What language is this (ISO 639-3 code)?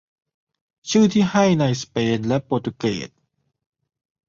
tha